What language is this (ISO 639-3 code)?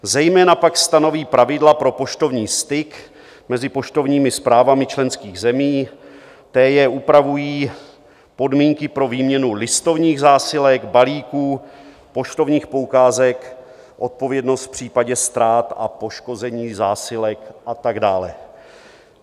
ces